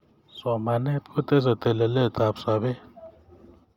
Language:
Kalenjin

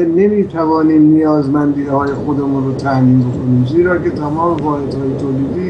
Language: Persian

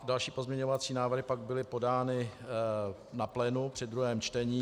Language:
Czech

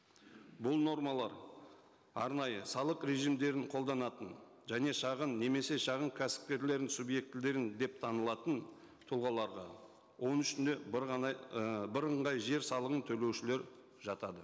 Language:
Kazakh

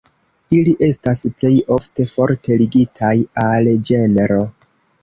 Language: Esperanto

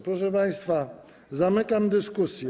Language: Polish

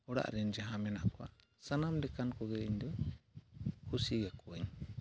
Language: Santali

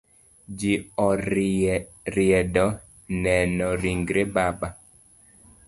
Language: Luo (Kenya and Tanzania)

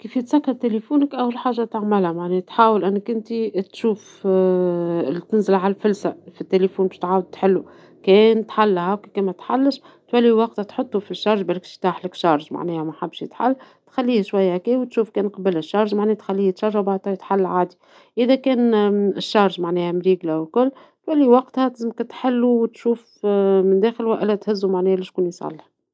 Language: Tunisian Arabic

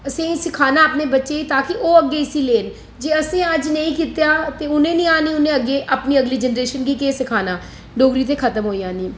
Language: Dogri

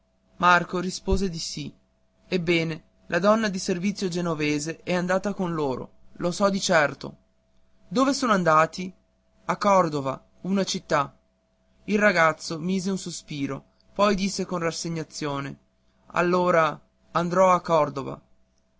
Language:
Italian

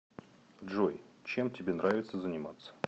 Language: Russian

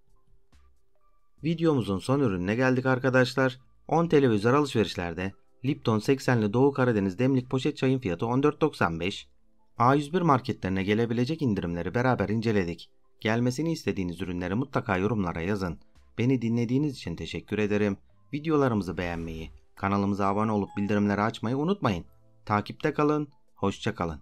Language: Turkish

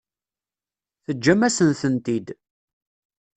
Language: Kabyle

